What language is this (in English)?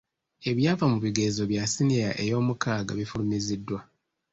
Ganda